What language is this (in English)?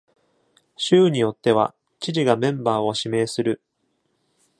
Japanese